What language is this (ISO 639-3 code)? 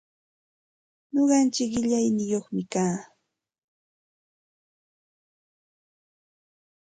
qxt